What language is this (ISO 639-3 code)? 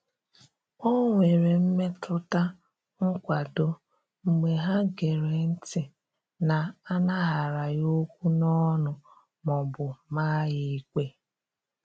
ibo